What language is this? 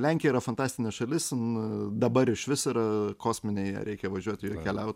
Lithuanian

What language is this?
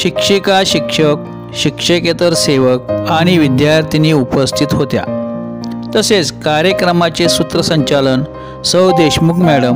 Arabic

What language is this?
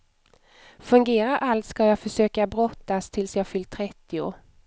Swedish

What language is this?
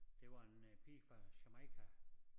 Danish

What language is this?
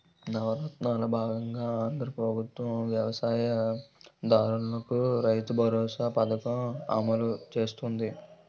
Telugu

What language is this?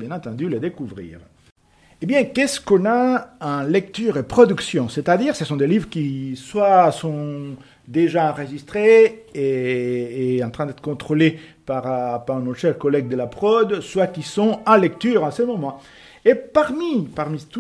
French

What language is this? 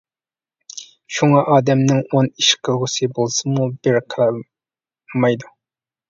Uyghur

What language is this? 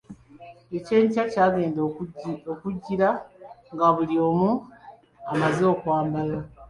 Ganda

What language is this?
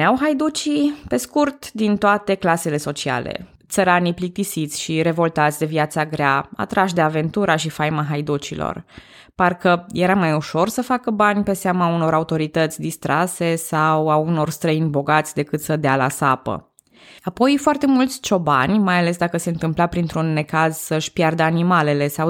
Romanian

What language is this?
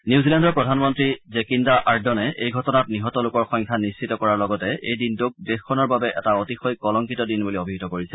Assamese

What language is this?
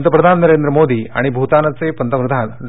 Marathi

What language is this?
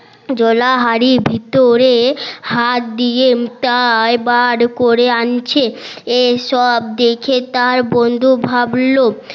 Bangla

